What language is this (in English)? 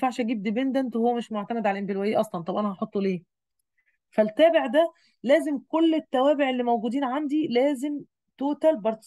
Arabic